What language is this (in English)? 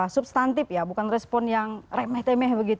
Indonesian